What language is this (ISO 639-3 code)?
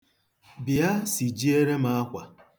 ibo